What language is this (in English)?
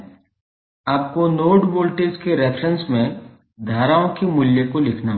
Hindi